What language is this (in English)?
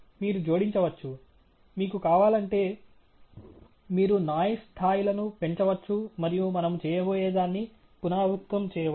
Telugu